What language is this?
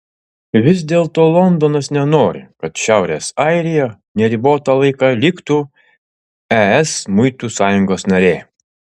Lithuanian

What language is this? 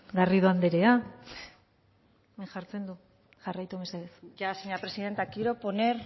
Basque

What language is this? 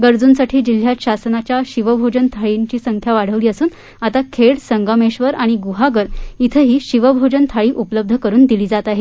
Marathi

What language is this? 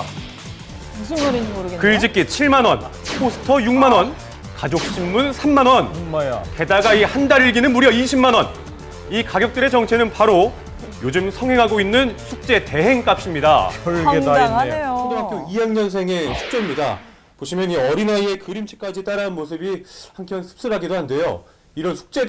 Korean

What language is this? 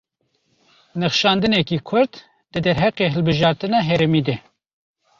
Kurdish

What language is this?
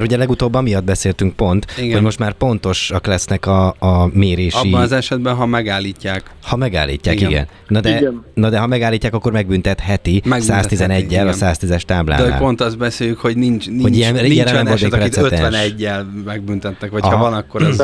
Hungarian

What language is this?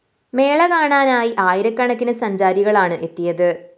Malayalam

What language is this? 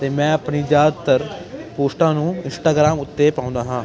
Punjabi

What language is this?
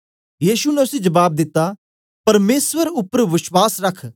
Dogri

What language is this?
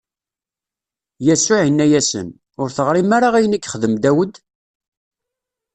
Kabyle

